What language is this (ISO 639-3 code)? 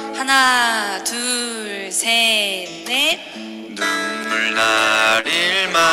kor